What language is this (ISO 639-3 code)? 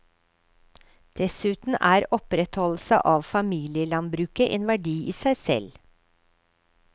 nor